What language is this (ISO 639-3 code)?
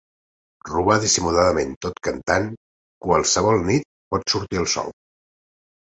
cat